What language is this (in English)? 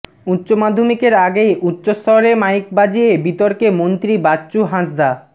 Bangla